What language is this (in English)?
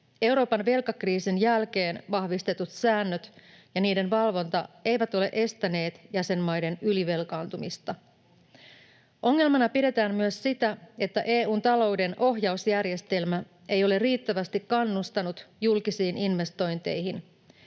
Finnish